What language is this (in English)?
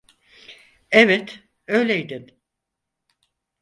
Turkish